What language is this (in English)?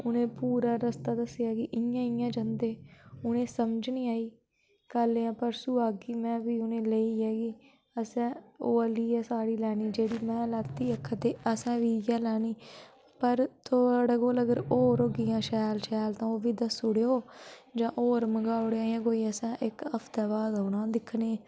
Dogri